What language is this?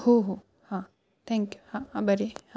Marathi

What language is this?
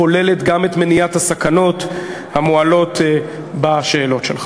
Hebrew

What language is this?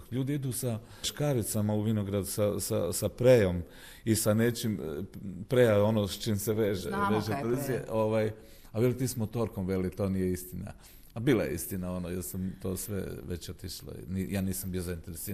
Croatian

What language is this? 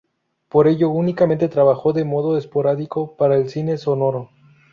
Spanish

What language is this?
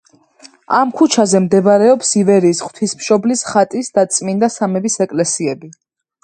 Georgian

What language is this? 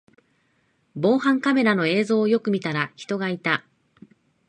Japanese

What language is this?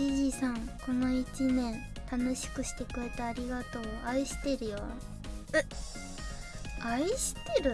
Japanese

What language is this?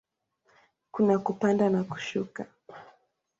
Swahili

